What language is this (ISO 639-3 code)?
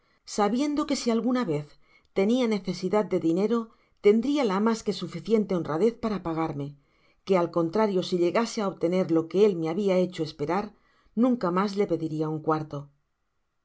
spa